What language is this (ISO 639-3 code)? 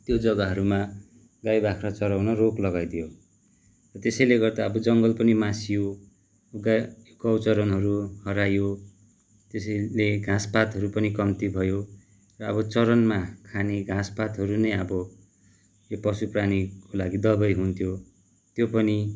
nep